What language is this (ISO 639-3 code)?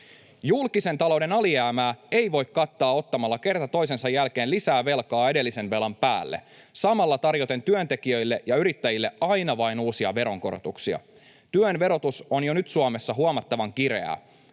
fin